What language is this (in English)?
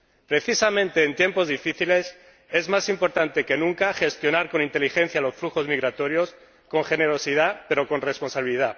Spanish